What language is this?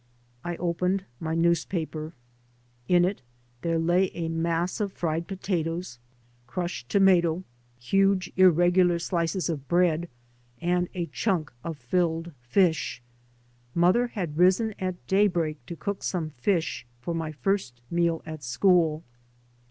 English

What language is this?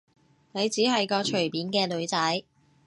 Cantonese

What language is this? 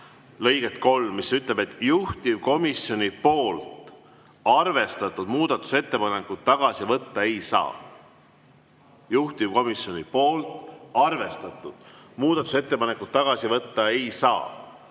Estonian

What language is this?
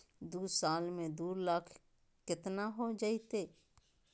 Magahi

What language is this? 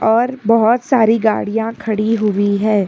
Hindi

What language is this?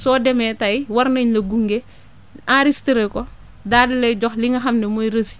Wolof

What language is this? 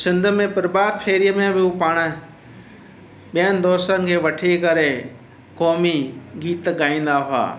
Sindhi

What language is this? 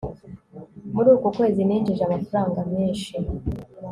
Kinyarwanda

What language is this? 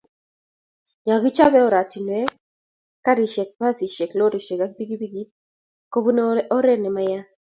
Kalenjin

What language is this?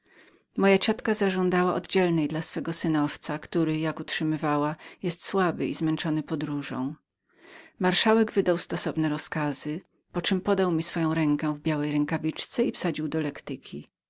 Polish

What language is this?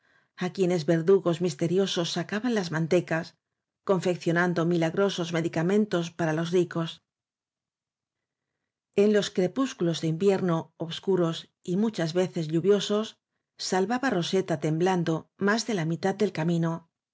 Spanish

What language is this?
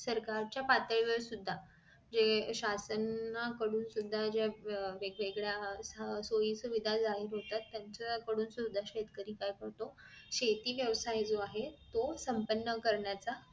Marathi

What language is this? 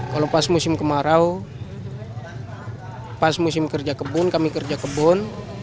Indonesian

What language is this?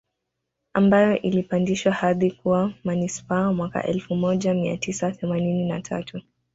Swahili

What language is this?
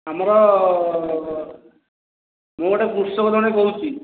Odia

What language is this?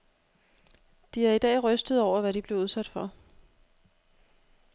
Danish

